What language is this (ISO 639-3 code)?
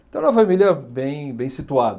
por